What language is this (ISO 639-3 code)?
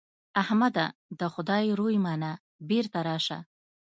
pus